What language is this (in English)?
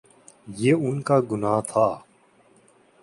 Urdu